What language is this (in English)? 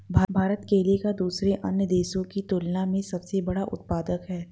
Hindi